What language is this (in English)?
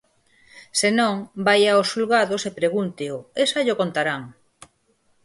Galician